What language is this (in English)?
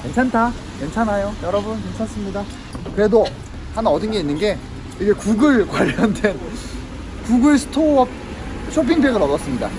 Korean